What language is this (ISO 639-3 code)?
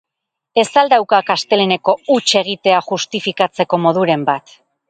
eus